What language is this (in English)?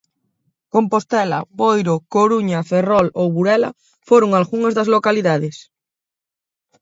Galician